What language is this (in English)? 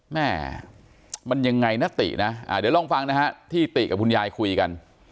Thai